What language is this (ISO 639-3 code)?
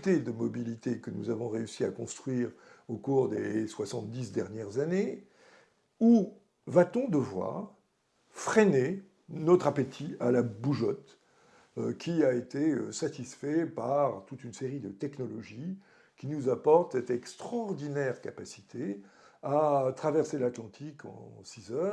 fra